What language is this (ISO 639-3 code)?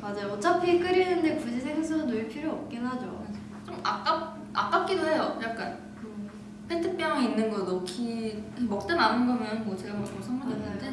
kor